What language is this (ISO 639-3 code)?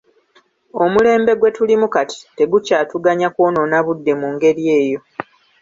lug